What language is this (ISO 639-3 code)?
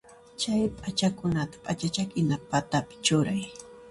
qxp